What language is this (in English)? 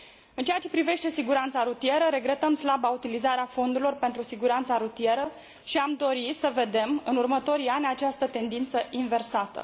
Romanian